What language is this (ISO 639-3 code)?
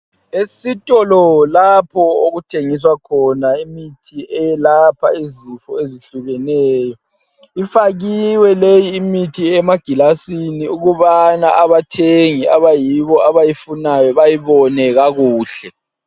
nde